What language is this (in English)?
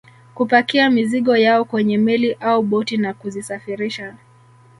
Swahili